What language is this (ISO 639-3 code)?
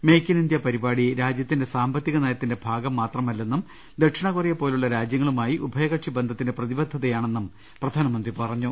mal